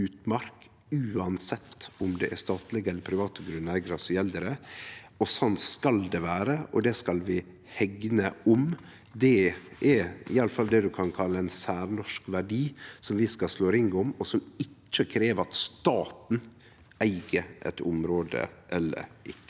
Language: Norwegian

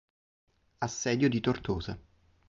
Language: Italian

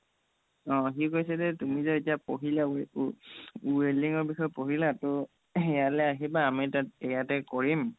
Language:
Assamese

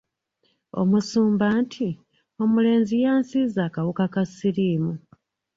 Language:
Ganda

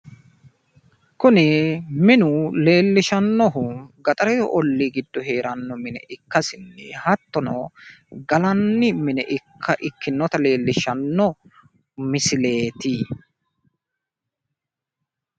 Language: Sidamo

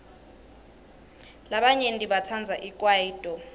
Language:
Swati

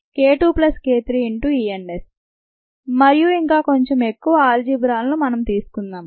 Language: Telugu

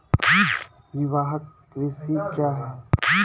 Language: Maithili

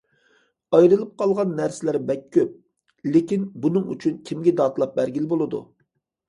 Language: Uyghur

